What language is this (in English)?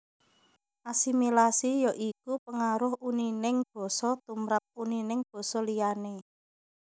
Javanese